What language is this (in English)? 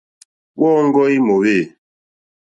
Mokpwe